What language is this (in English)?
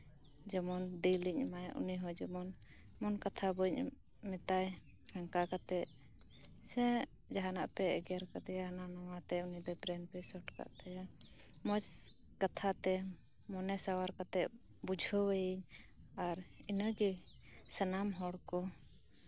Santali